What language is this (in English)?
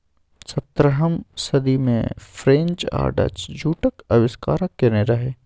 Maithili